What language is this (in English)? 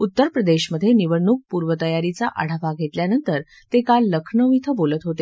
Marathi